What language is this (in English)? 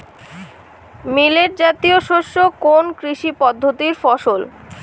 Bangla